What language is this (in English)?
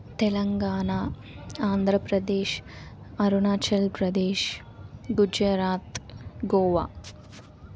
Telugu